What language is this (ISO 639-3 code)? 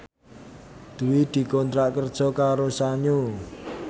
jav